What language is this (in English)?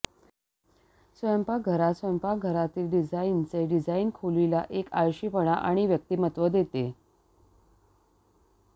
Marathi